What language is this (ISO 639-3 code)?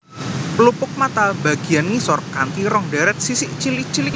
jav